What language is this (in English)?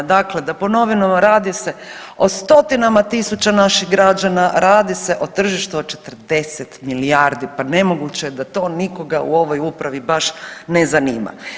Croatian